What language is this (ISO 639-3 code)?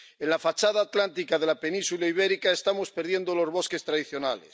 spa